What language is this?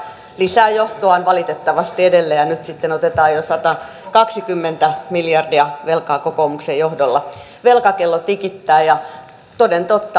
Finnish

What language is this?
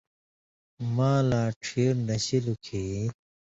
Indus Kohistani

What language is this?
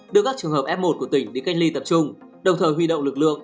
Vietnamese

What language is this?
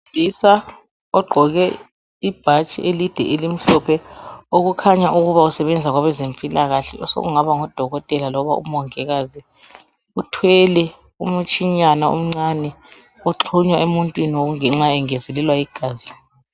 North Ndebele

